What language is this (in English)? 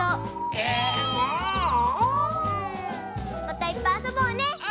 Japanese